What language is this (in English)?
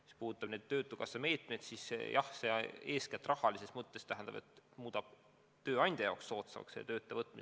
Estonian